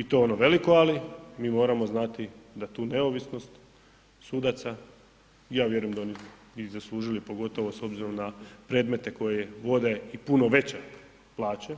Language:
Croatian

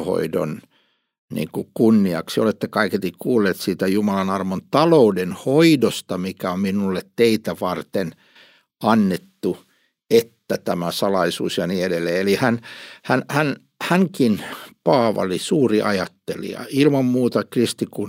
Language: Finnish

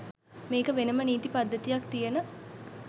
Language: Sinhala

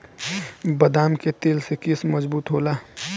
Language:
Bhojpuri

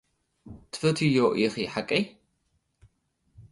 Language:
Tigrinya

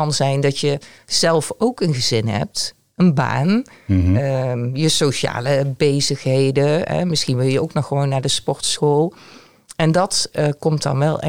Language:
Dutch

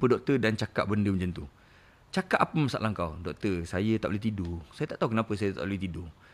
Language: Malay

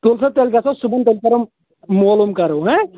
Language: Kashmiri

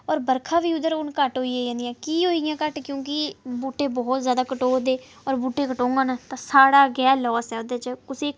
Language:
Dogri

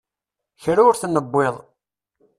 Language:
Kabyle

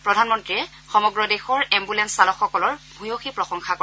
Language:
Assamese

